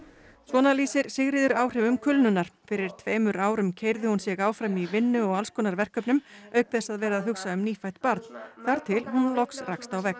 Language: Icelandic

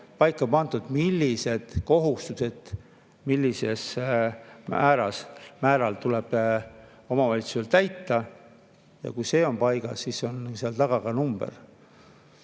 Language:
Estonian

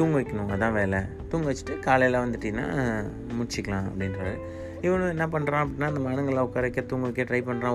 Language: Tamil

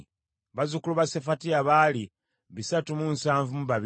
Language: Ganda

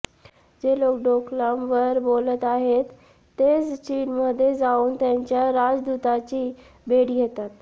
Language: Marathi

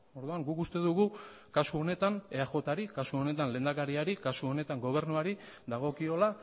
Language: Basque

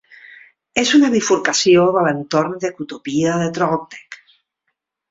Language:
Catalan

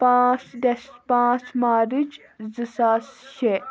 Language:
Kashmiri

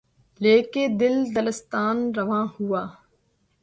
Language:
Urdu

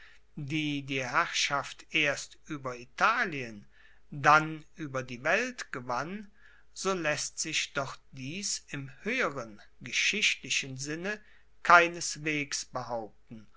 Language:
German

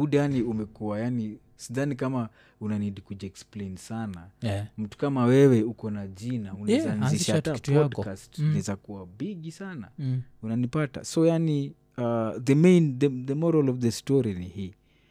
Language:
Swahili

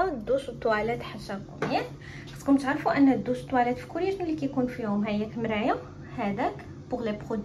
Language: Arabic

